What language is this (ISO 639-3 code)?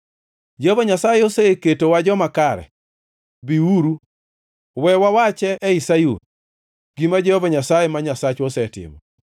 luo